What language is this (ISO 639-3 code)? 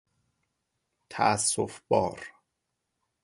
fas